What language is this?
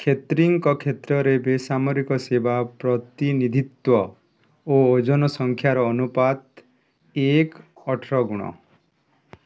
Odia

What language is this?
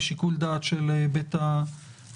Hebrew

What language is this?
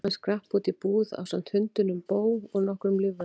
Icelandic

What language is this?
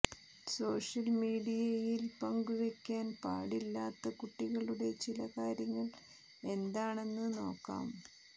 Malayalam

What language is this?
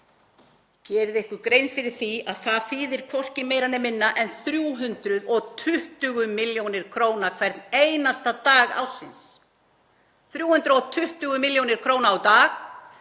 Icelandic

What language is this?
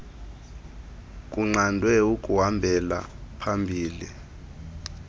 Xhosa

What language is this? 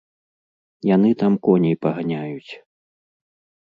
Belarusian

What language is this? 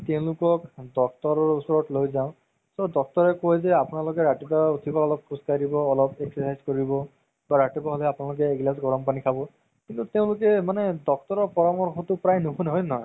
Assamese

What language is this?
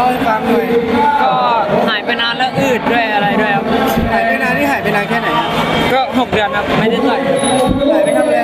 Thai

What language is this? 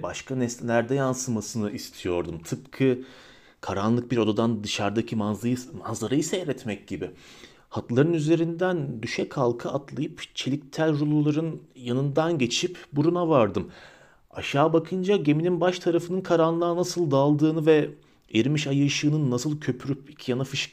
Turkish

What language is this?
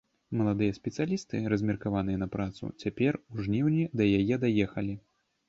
Belarusian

